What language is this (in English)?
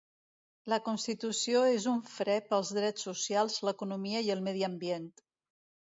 Catalan